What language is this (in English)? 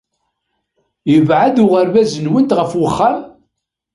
Kabyle